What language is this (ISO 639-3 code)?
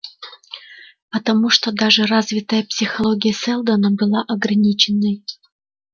rus